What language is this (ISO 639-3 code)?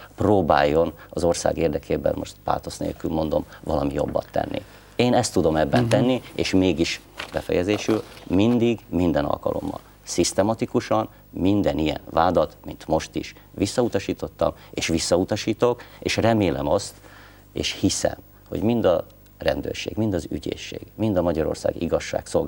hun